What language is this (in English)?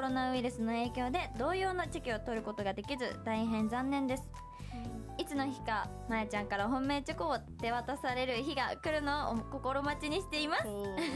Japanese